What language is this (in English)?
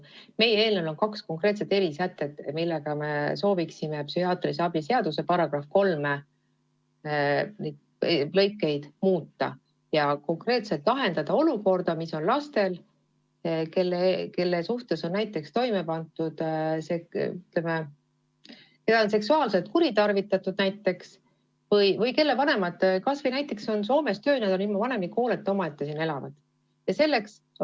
Estonian